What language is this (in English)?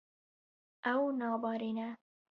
Kurdish